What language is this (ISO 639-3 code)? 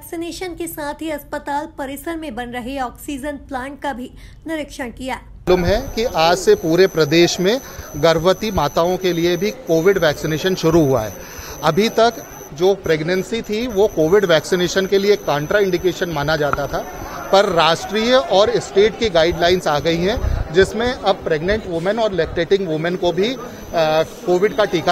hin